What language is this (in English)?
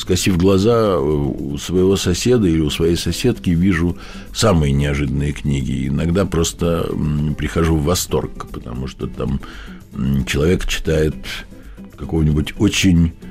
Russian